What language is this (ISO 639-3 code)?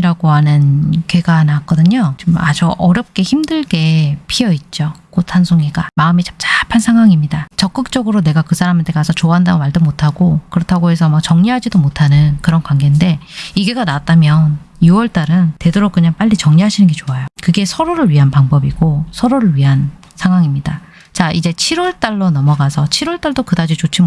kor